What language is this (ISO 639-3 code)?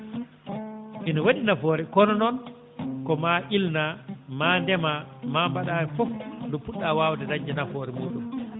ful